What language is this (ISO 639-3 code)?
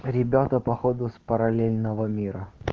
rus